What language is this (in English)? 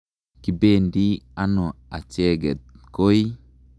Kalenjin